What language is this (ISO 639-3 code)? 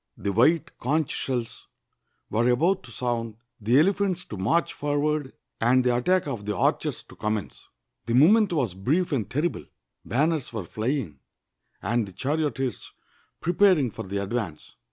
eng